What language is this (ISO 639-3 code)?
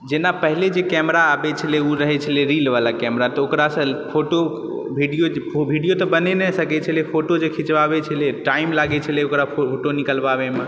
mai